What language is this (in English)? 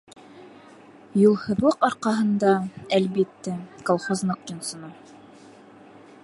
Bashkir